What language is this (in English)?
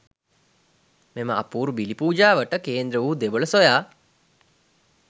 Sinhala